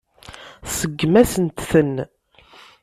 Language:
Kabyle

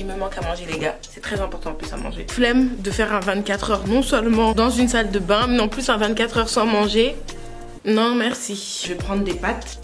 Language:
French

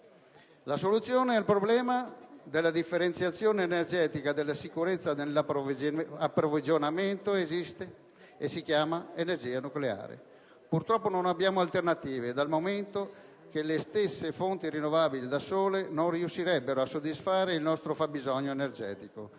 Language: Italian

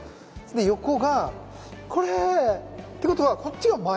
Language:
Japanese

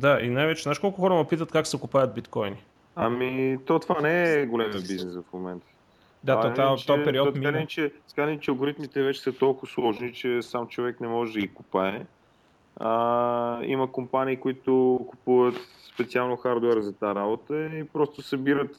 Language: Bulgarian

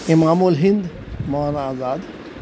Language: Urdu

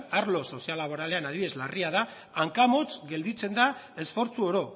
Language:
Basque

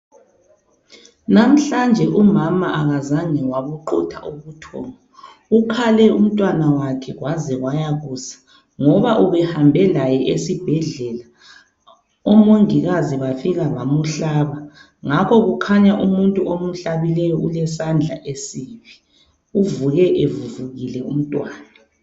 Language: North Ndebele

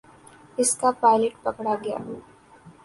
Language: Urdu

